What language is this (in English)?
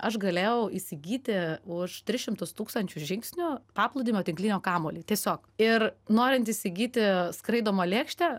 Lithuanian